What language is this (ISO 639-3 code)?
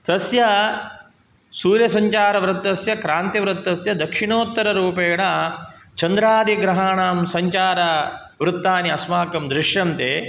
san